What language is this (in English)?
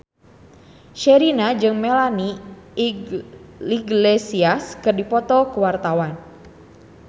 Sundanese